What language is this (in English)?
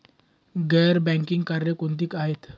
Marathi